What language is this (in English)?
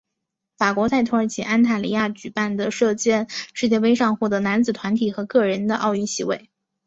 Chinese